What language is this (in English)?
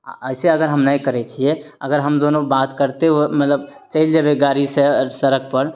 Maithili